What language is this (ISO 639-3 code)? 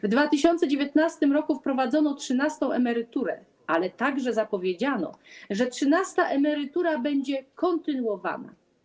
pol